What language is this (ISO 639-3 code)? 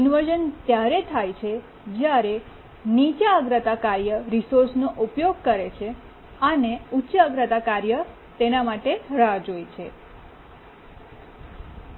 guj